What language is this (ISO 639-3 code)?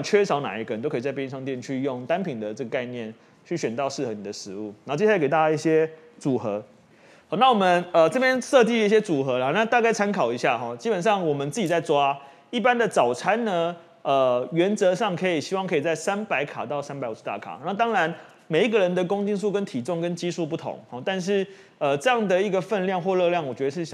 zho